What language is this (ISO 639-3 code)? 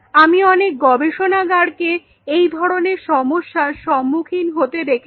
ben